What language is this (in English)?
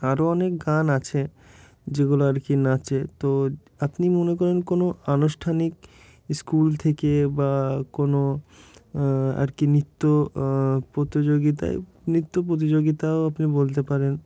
Bangla